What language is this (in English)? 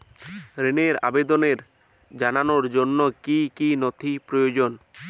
Bangla